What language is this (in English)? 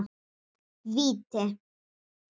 Icelandic